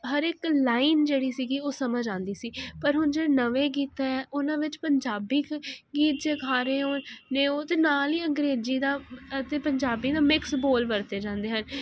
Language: Punjabi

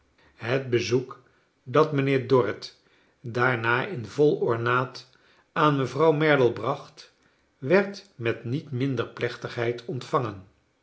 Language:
Dutch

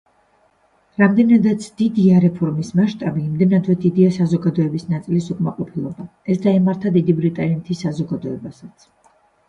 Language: Georgian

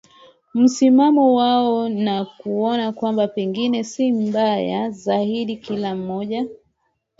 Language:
Swahili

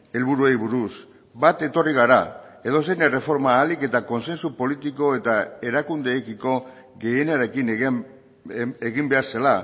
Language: Basque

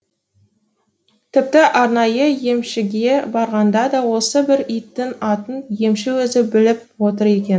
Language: Kazakh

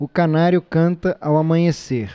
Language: Portuguese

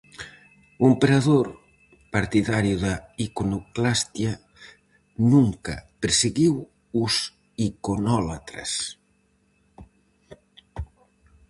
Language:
Galician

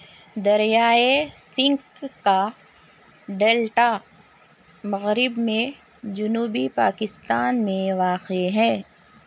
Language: Urdu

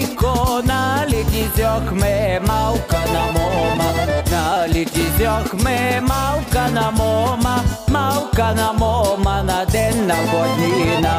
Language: Bulgarian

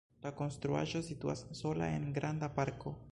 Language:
Esperanto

